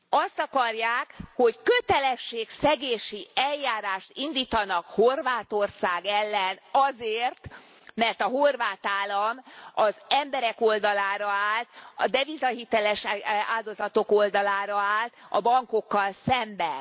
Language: Hungarian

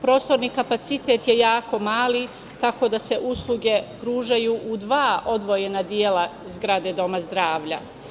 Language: Serbian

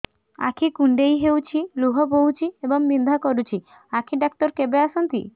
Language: Odia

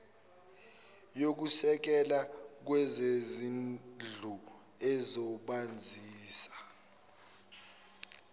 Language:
Zulu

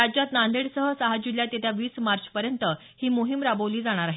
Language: Marathi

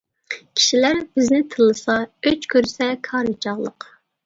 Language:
Uyghur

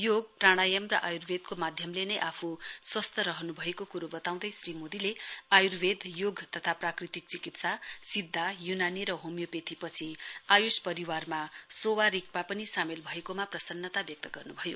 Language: Nepali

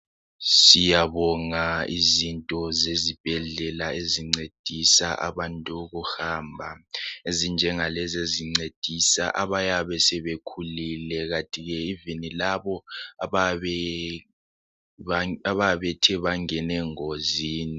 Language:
North Ndebele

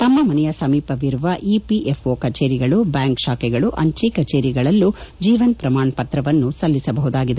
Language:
Kannada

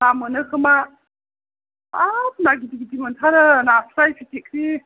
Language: Bodo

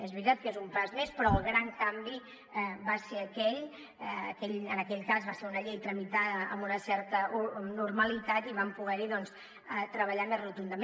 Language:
Catalan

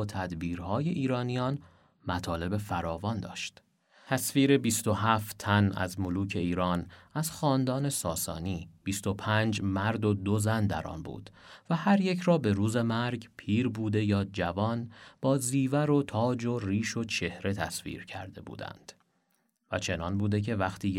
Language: Persian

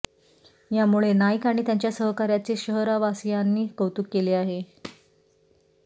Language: Marathi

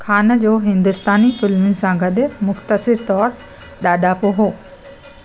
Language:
Sindhi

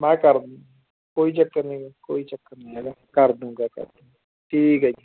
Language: Punjabi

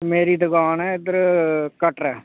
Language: Dogri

